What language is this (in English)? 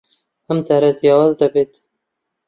Central Kurdish